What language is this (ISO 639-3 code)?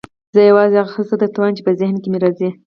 pus